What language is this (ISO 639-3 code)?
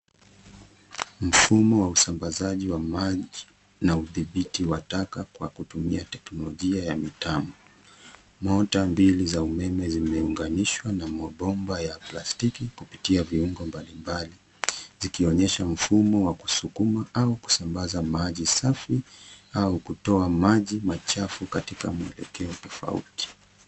swa